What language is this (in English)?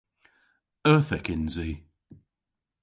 Cornish